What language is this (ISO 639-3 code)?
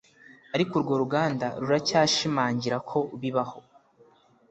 kin